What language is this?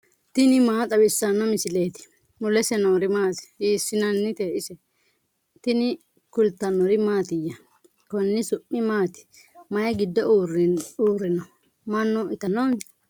Sidamo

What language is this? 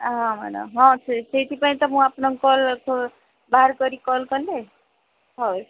Odia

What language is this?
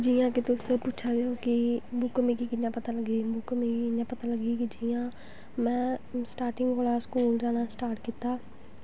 Dogri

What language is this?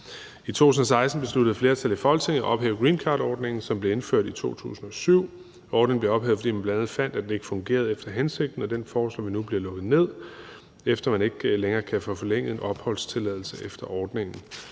Danish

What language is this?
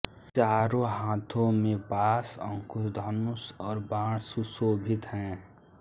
Hindi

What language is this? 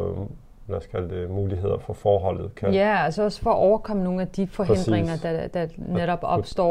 Danish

